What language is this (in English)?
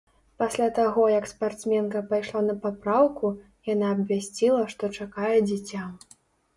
Belarusian